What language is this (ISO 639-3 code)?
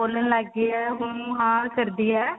pan